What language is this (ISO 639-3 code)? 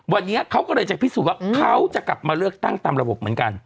tha